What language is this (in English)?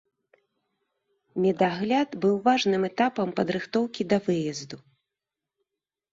Belarusian